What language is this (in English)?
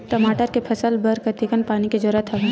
Chhattisgarhi